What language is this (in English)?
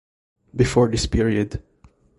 English